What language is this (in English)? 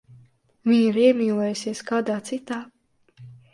Latvian